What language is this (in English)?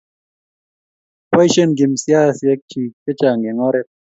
Kalenjin